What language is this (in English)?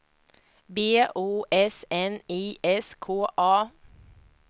Swedish